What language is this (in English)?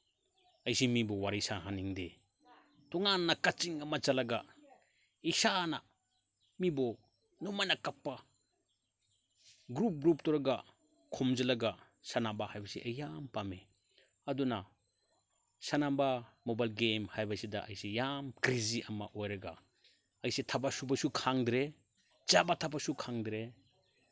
Manipuri